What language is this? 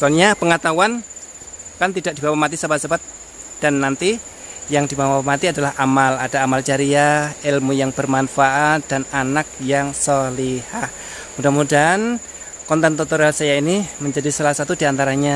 Indonesian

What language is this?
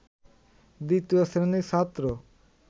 Bangla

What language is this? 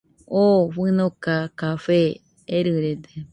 Nüpode Huitoto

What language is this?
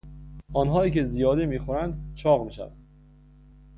Persian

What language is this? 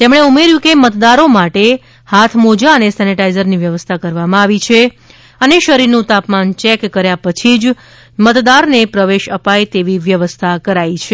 Gujarati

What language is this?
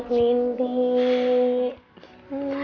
Indonesian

